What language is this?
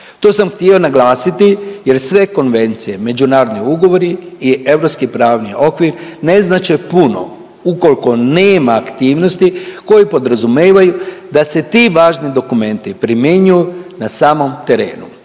Croatian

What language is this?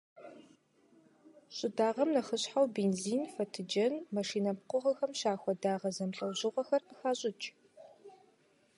Kabardian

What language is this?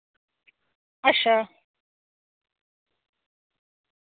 Dogri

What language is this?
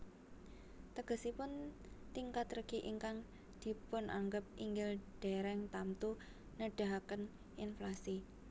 Javanese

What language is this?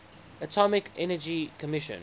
English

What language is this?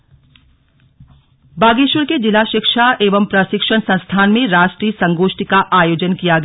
Hindi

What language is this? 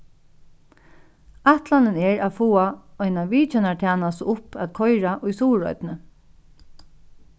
Faroese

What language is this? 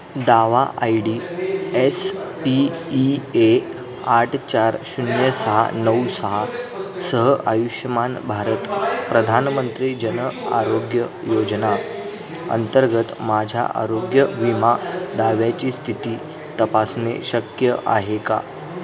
Marathi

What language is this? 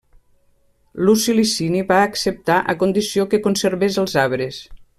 Catalan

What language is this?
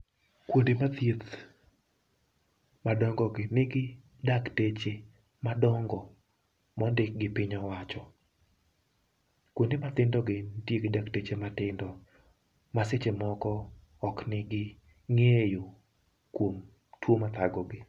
Luo (Kenya and Tanzania)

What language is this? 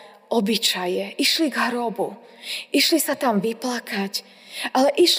Slovak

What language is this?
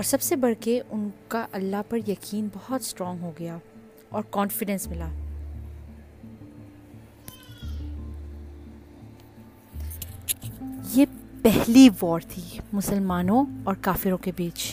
Urdu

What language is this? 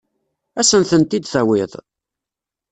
Kabyle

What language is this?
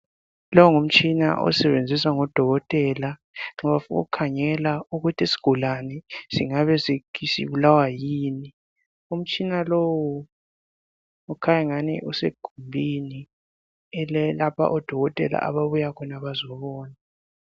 North Ndebele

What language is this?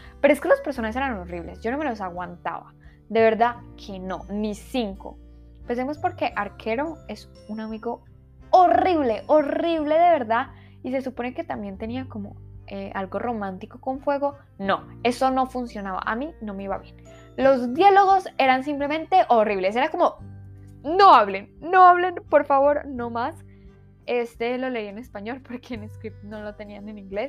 Spanish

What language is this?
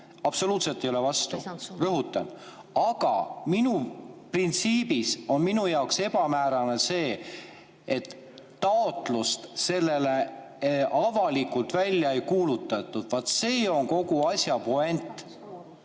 Estonian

